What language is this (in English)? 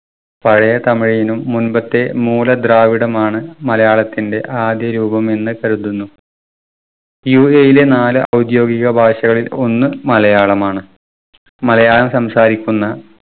Malayalam